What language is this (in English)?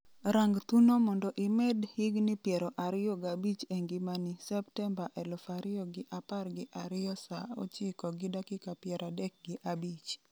Luo (Kenya and Tanzania)